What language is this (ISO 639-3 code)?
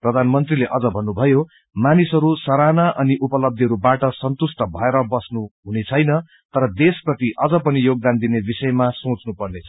nep